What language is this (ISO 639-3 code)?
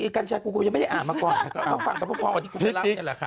tha